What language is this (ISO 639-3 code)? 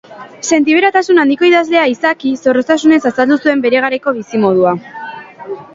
eus